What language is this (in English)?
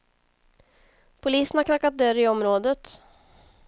Swedish